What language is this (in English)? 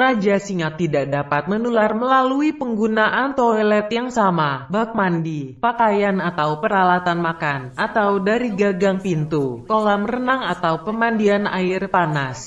Indonesian